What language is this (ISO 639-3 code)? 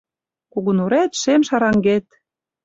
chm